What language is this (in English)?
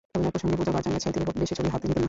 Bangla